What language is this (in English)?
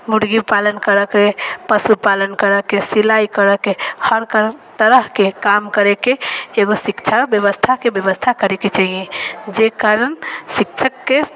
Maithili